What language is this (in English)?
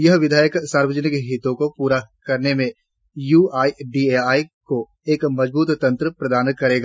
Hindi